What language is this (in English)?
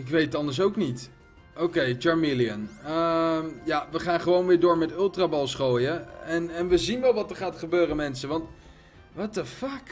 Dutch